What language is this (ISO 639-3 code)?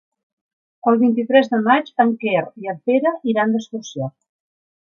cat